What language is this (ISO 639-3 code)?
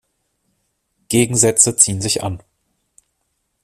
deu